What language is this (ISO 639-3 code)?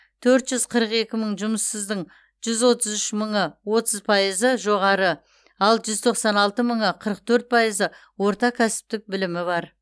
kaz